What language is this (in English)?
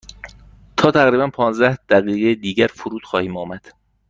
Persian